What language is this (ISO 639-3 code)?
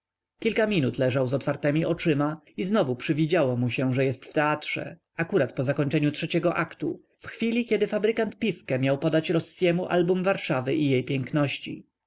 pol